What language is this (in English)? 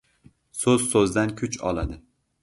Uzbek